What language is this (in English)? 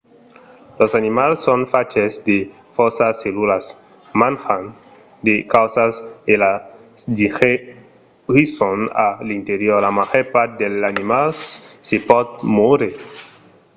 Occitan